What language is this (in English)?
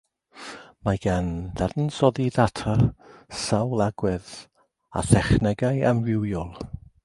Welsh